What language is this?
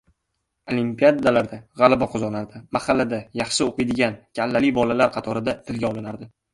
Uzbek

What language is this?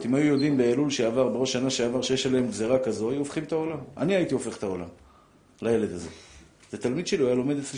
Hebrew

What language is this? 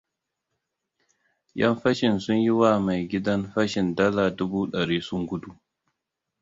Hausa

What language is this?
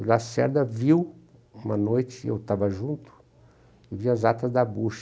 Portuguese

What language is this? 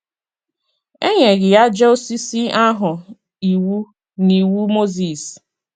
Igbo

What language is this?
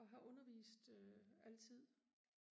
Danish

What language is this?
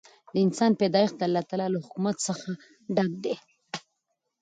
Pashto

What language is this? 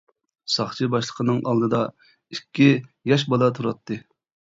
Uyghur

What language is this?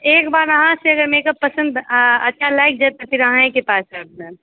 Maithili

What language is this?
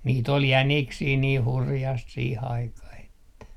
Finnish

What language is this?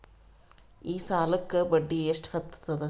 Kannada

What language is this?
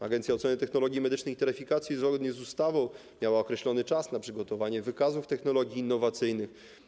Polish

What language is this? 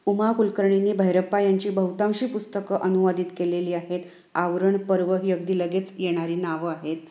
Marathi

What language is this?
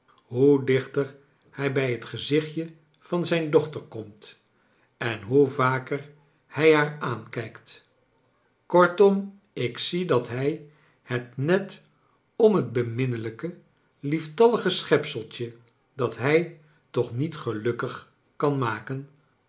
Dutch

